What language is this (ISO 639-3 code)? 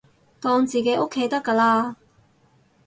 yue